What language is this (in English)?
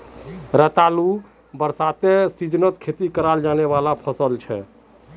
Magahi